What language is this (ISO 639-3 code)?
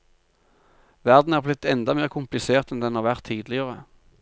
nor